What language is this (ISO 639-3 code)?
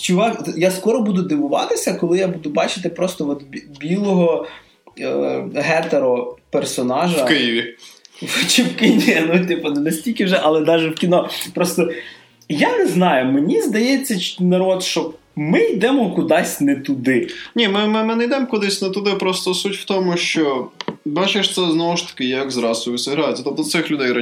ukr